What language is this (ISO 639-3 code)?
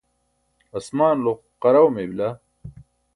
bsk